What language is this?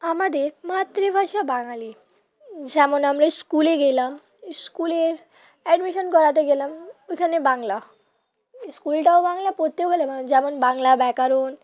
Bangla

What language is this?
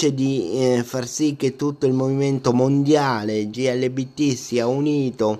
Italian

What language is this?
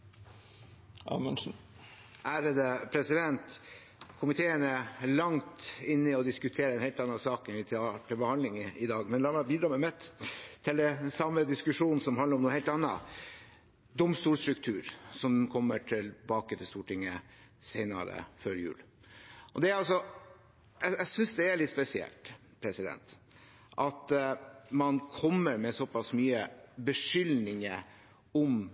Norwegian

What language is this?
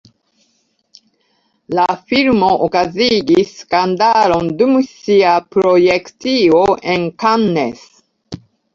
Esperanto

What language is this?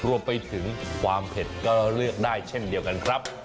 Thai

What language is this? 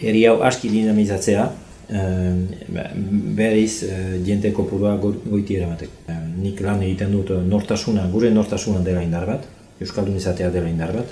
Romanian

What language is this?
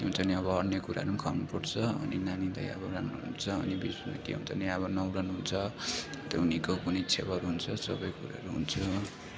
Nepali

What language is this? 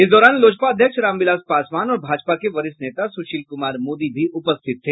Hindi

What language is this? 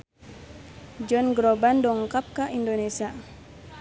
Sundanese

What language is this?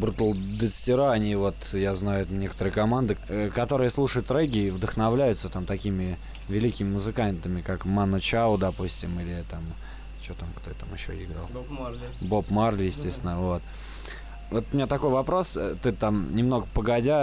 Russian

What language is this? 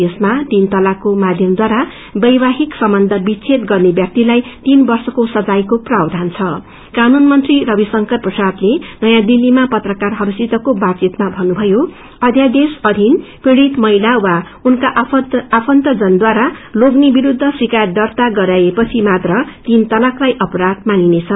Nepali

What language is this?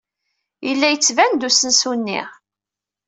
Kabyle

